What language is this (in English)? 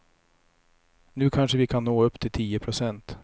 Swedish